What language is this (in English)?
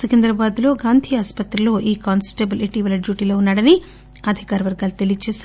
Telugu